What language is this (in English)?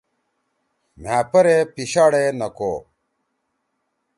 Torwali